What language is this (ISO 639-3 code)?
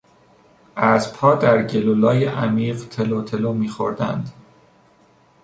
fas